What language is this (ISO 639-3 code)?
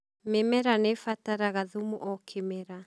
kik